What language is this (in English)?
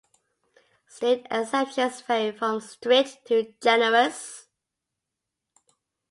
English